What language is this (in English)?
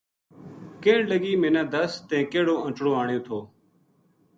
Gujari